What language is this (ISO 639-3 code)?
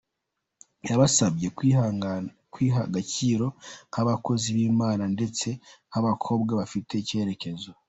kin